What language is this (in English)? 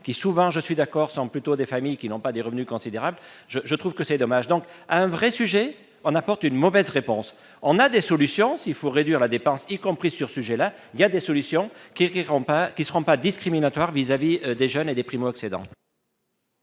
French